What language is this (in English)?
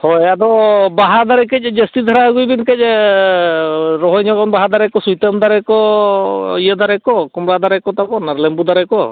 Santali